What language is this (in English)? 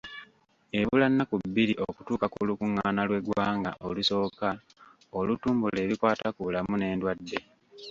Ganda